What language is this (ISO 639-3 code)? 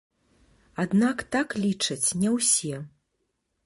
bel